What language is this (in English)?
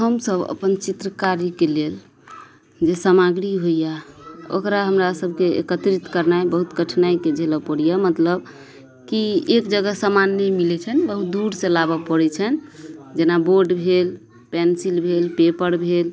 Maithili